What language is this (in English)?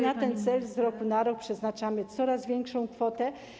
Polish